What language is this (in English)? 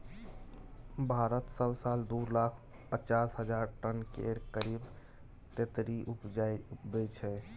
Maithili